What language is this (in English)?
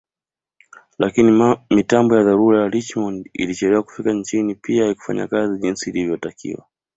Swahili